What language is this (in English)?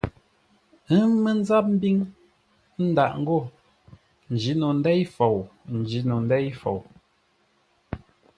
Ngombale